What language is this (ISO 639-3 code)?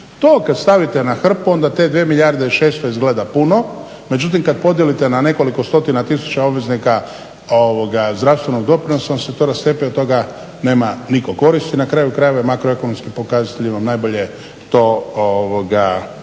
hrv